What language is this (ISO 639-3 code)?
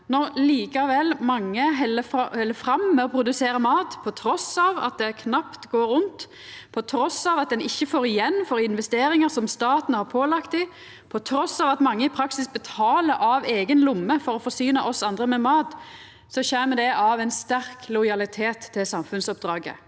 nor